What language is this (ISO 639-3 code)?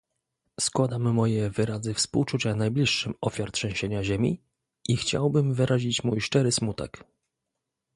pol